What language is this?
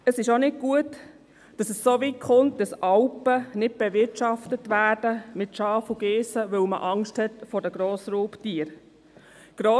Swiss German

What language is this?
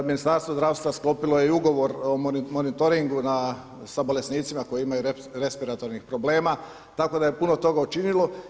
Croatian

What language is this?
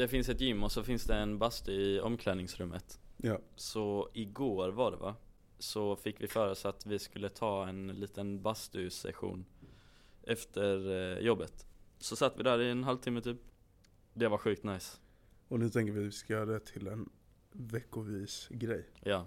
Swedish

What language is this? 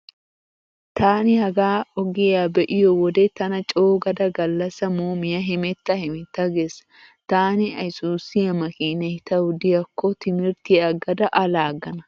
Wolaytta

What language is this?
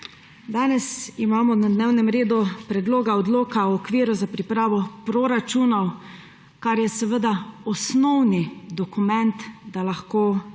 Slovenian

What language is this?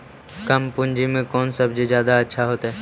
Magahi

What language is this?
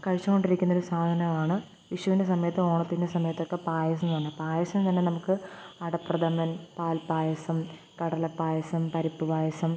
Malayalam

